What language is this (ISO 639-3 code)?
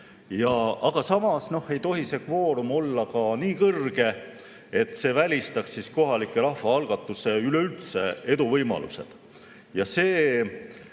est